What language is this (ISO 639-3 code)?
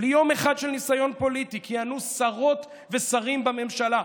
heb